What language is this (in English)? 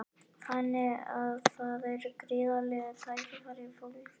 Icelandic